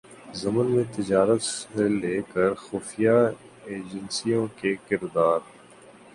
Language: Urdu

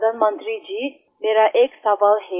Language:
Hindi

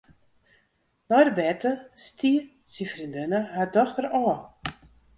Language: Western Frisian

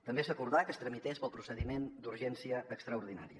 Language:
Catalan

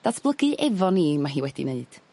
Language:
Welsh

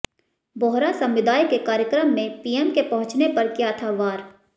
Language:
Hindi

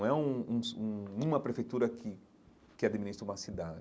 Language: Portuguese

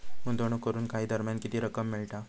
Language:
Marathi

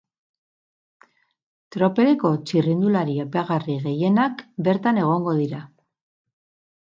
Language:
Basque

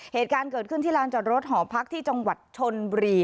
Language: Thai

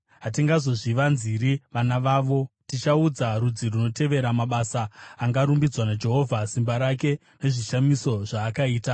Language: Shona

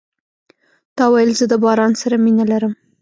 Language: Pashto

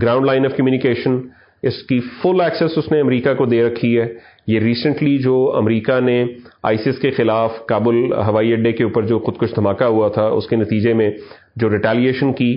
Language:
Urdu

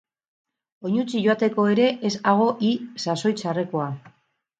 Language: Basque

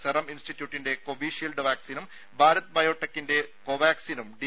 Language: Malayalam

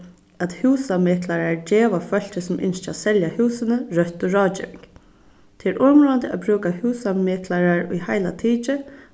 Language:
Faroese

